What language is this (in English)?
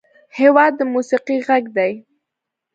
Pashto